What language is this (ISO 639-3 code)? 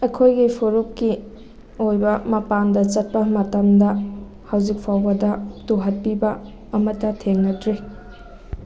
mni